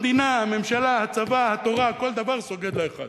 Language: Hebrew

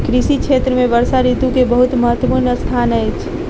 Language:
Maithili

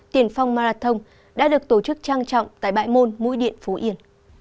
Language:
Vietnamese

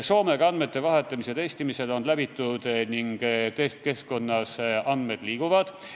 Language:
Estonian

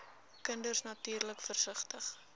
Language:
Afrikaans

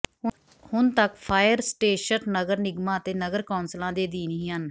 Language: Punjabi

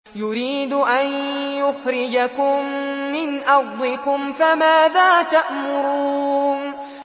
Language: Arabic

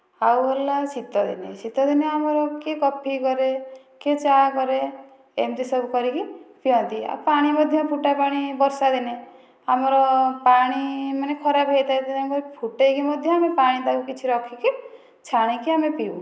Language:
Odia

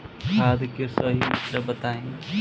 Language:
Bhojpuri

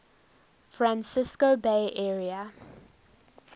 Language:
English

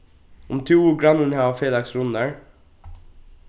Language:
Faroese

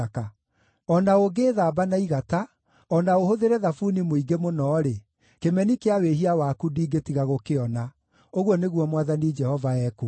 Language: Kikuyu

